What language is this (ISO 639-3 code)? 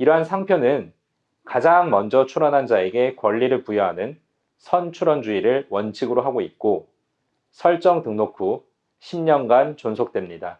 kor